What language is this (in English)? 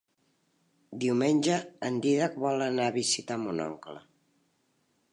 Catalan